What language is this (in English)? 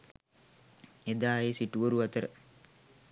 Sinhala